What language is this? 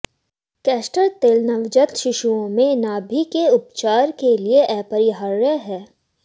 Hindi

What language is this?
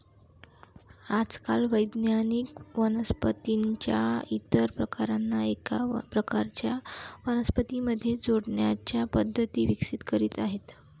Marathi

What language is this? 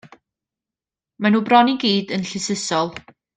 Welsh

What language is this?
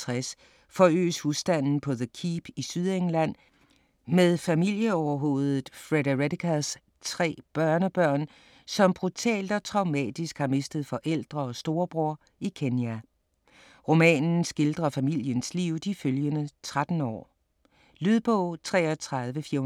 Danish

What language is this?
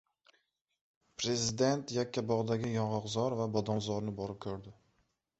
Uzbek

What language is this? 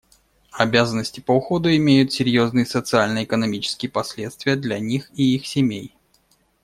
Russian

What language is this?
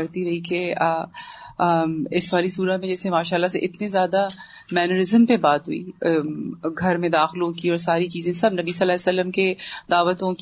Urdu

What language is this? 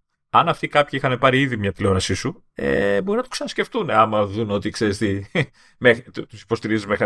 Greek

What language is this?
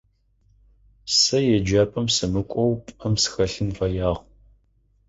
Adyghe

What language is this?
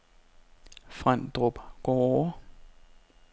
Danish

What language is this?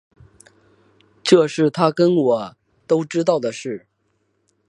Chinese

